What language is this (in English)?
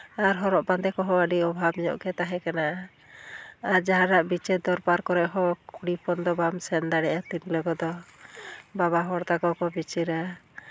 Santali